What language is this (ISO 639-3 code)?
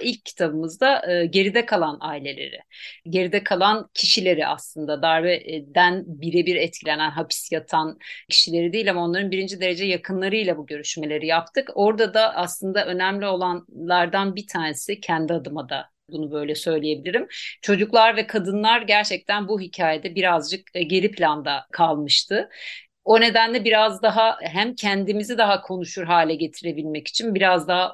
tur